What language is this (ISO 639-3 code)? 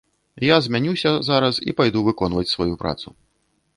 bel